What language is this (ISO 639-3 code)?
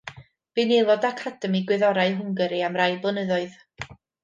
cym